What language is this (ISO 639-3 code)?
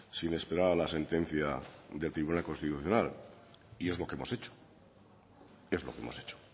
spa